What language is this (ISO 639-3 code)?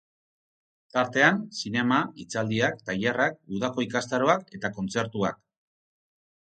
eus